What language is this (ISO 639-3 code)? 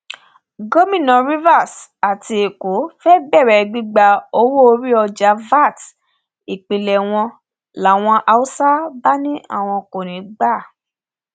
yor